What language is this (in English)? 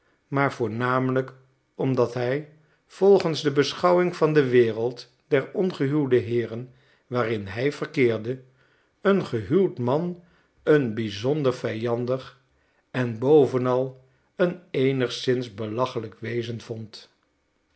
Dutch